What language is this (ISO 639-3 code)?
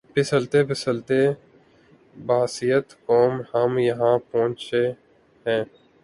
urd